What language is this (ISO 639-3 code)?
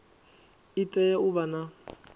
ven